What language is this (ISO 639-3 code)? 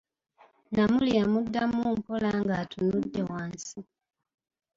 lug